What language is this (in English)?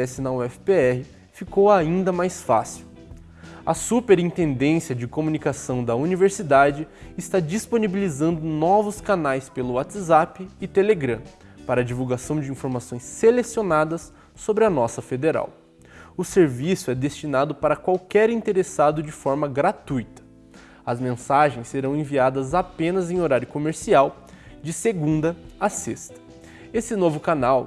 Portuguese